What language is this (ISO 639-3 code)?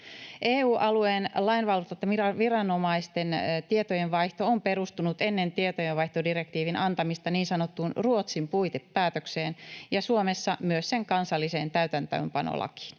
fin